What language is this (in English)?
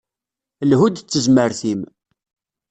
Kabyle